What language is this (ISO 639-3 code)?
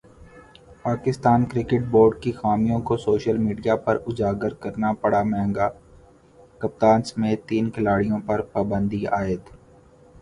urd